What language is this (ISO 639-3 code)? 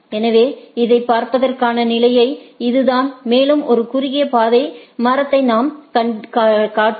tam